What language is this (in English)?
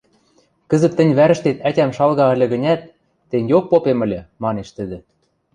Western Mari